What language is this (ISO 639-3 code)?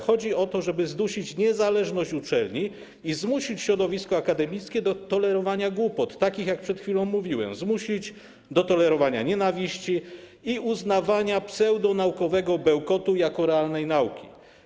pol